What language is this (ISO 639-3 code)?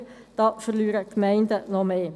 gsw